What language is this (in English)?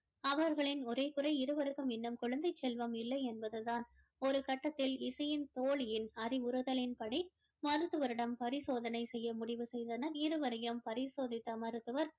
Tamil